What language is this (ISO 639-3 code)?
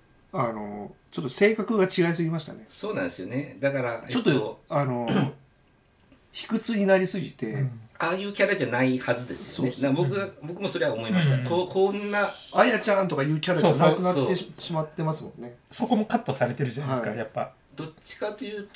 jpn